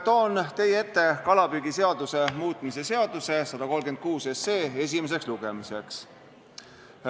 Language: Estonian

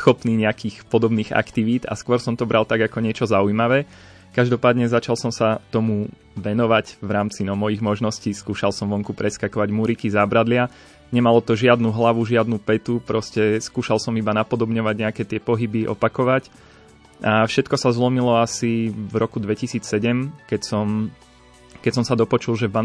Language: Slovak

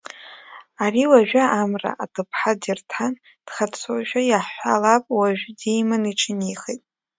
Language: Abkhazian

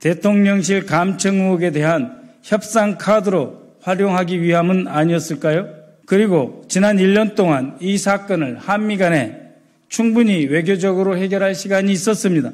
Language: Korean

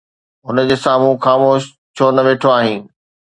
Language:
Sindhi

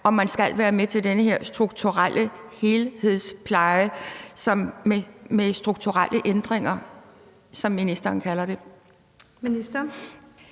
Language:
Danish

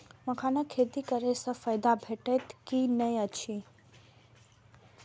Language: Maithili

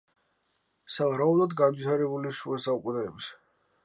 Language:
Georgian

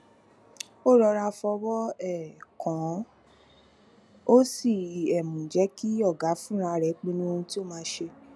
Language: Yoruba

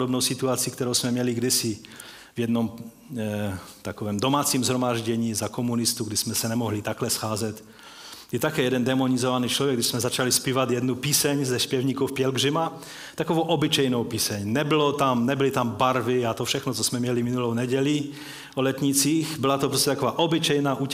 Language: Czech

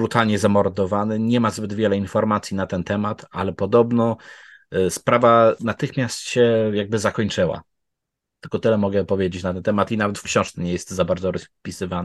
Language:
Polish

